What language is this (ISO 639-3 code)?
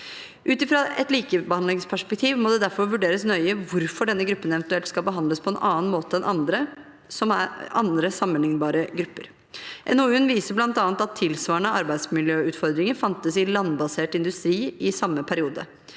nor